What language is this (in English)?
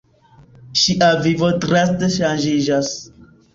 Esperanto